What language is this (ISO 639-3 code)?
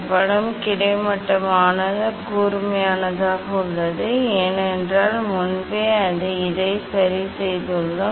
tam